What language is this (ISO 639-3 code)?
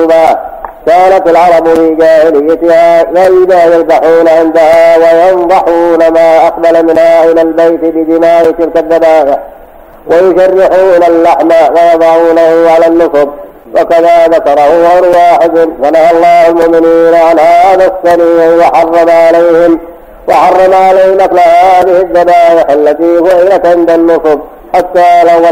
ara